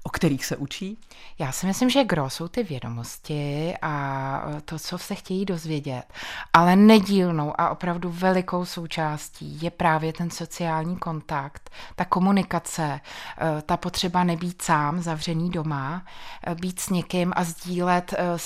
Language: Czech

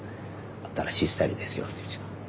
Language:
Japanese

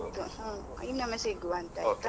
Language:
Kannada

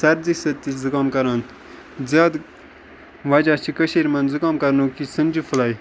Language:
Kashmiri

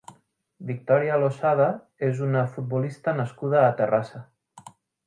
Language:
Catalan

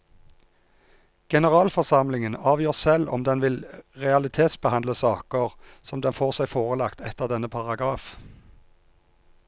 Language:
Norwegian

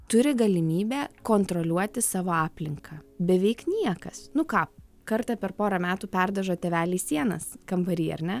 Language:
Lithuanian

